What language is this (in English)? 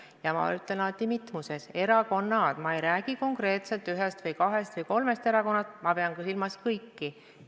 Estonian